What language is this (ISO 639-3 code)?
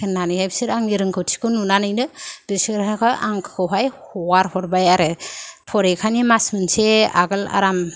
brx